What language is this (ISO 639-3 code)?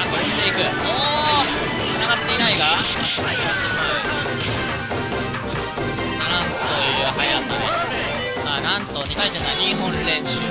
jpn